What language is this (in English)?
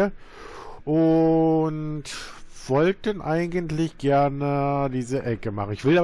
German